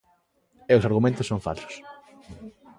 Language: Galician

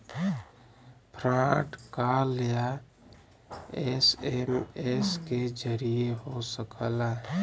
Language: Bhojpuri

